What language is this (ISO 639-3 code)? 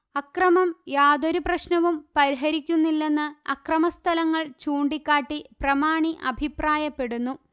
mal